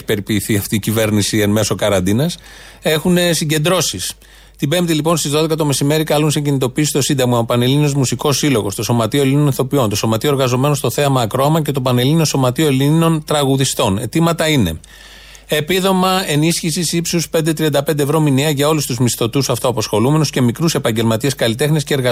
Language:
Greek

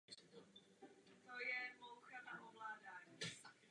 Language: Czech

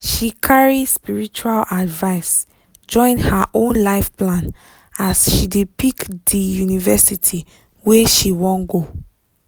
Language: Nigerian Pidgin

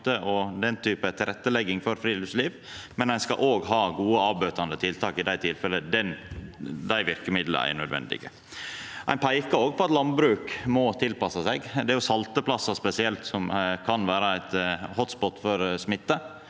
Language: Norwegian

